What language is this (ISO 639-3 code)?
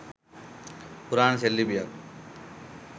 sin